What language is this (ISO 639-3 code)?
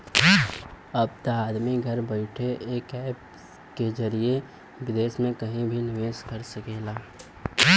bho